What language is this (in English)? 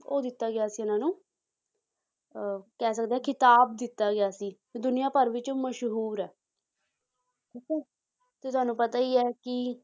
Punjabi